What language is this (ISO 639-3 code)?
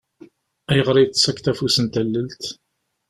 kab